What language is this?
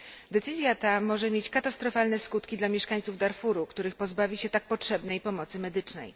Polish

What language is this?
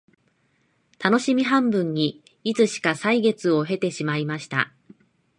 Japanese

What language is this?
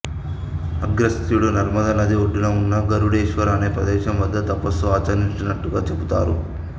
Telugu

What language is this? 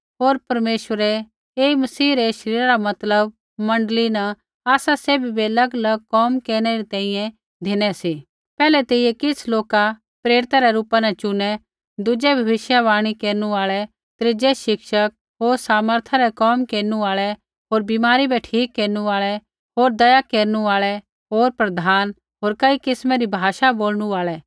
Kullu Pahari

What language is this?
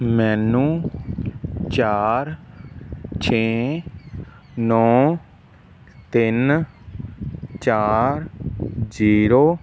Punjabi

